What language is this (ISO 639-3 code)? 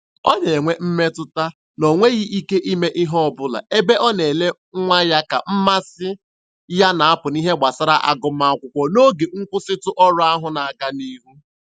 ibo